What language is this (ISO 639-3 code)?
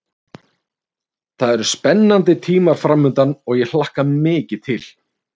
isl